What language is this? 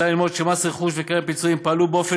Hebrew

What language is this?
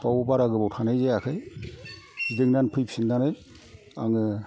Bodo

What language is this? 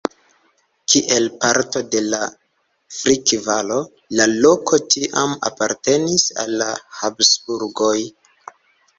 Esperanto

